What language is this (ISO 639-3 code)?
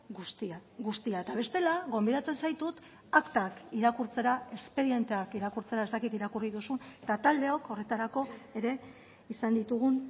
eus